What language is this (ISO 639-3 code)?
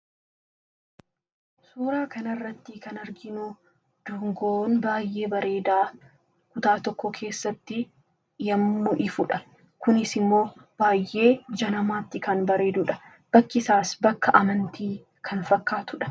orm